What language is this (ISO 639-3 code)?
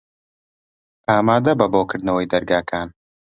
ckb